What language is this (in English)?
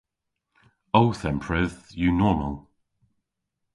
Cornish